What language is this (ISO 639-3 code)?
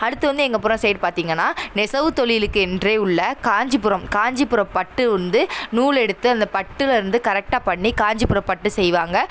tam